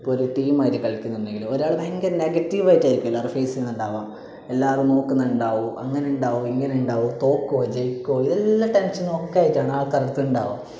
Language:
Malayalam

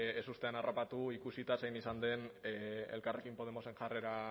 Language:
Basque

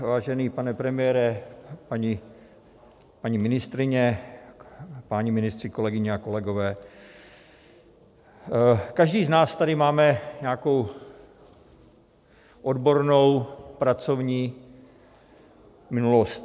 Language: Czech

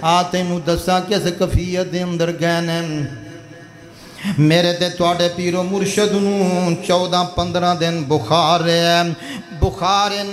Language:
Romanian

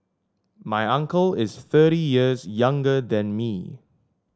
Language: English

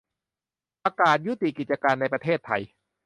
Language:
Thai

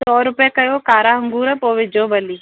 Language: Sindhi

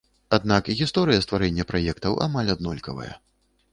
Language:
Belarusian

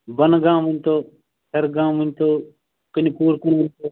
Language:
Kashmiri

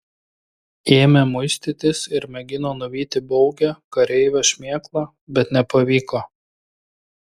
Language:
Lithuanian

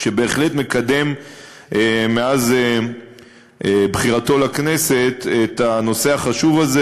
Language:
Hebrew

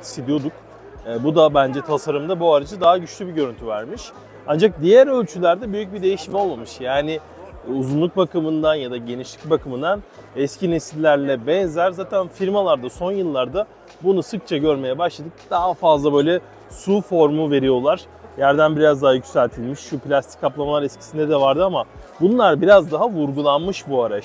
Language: Turkish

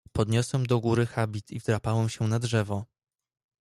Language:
Polish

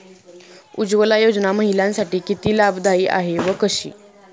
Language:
Marathi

